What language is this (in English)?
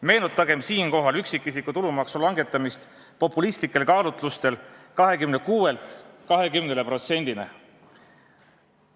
Estonian